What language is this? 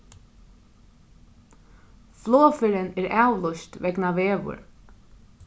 Faroese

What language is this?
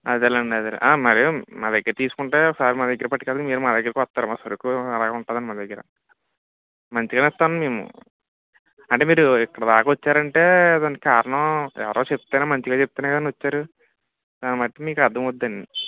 Telugu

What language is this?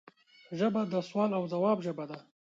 Pashto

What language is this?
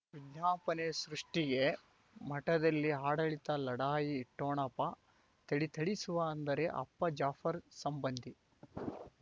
Kannada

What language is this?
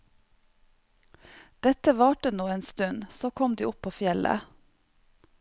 Norwegian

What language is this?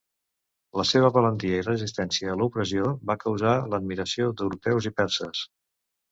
Catalan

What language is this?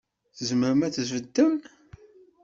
Kabyle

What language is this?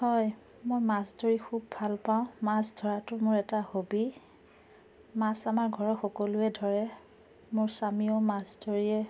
Assamese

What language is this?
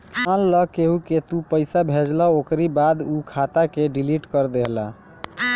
Bhojpuri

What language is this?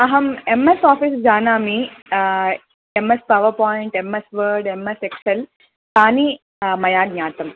Sanskrit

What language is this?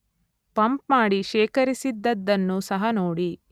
Kannada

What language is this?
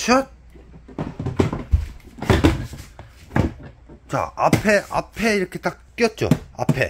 Korean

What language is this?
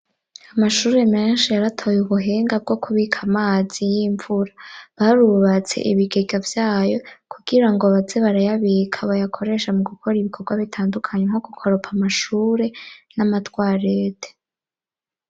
Rundi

